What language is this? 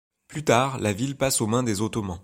French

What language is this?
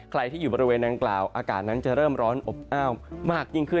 Thai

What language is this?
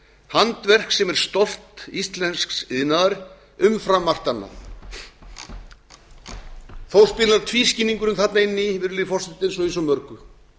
Icelandic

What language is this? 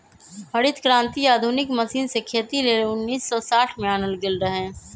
Magahi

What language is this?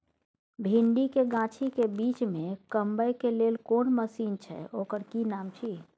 Maithili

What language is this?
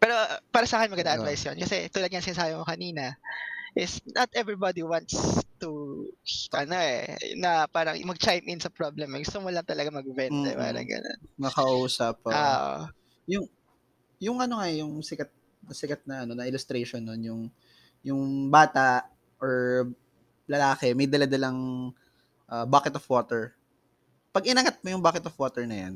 Filipino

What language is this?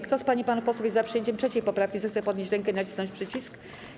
Polish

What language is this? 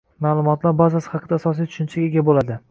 Uzbek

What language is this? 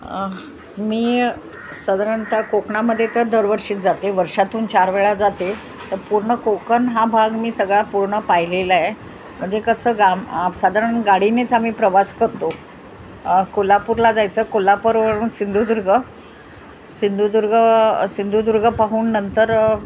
Marathi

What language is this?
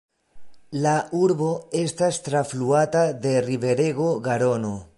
Esperanto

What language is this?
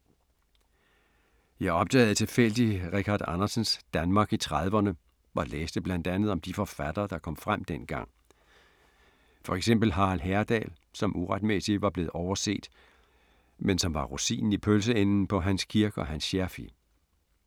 Danish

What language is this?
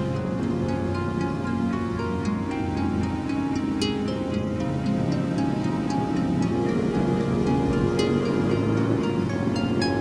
Indonesian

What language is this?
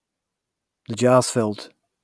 English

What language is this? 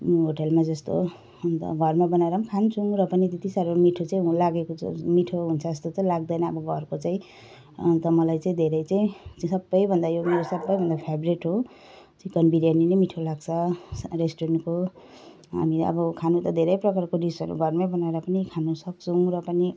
Nepali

